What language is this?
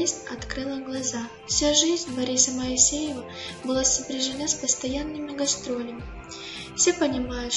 Russian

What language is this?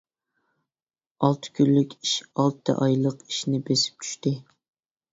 Uyghur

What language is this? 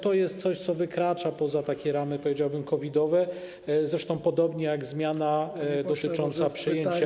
Polish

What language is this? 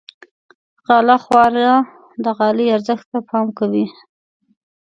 Pashto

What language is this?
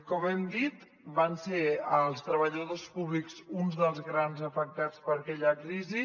Catalan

